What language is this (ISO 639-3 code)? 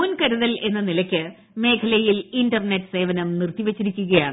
mal